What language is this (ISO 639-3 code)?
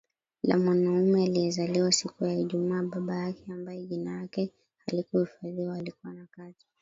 swa